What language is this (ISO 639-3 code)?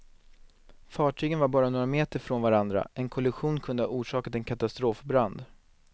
swe